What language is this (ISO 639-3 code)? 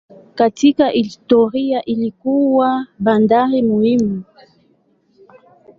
swa